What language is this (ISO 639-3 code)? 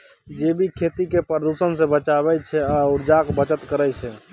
mai